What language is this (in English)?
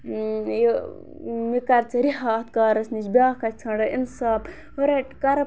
Kashmiri